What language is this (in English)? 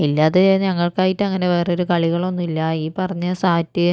Malayalam